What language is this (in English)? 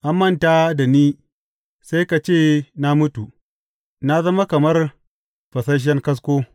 Hausa